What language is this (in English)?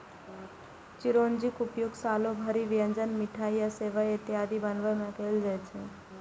Maithili